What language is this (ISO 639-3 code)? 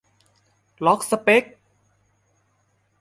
tha